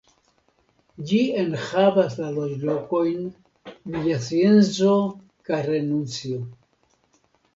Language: Esperanto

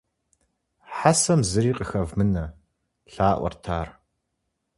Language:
Kabardian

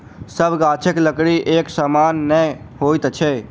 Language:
Maithili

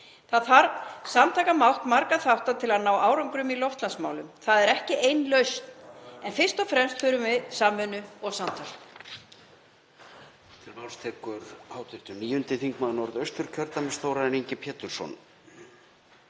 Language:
Icelandic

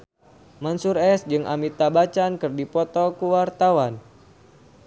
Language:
Sundanese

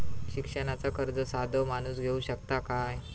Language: Marathi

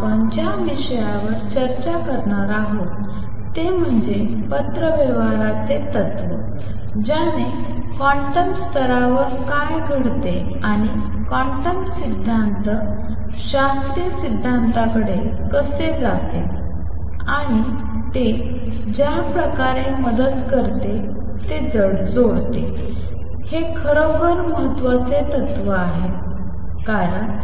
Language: Marathi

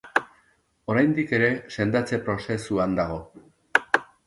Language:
Basque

